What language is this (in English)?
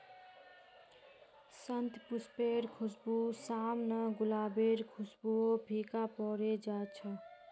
Magahi